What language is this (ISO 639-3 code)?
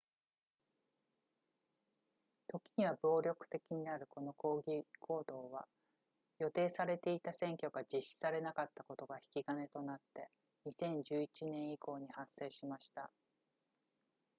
jpn